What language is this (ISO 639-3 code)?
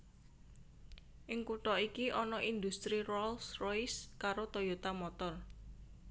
jav